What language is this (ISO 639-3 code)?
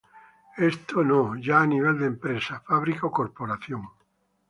spa